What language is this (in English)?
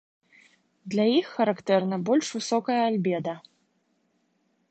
Belarusian